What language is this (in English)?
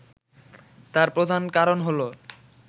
Bangla